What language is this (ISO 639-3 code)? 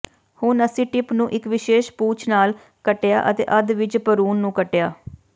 pan